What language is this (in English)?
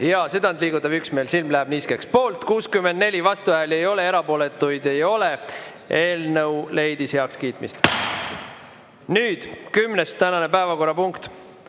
Estonian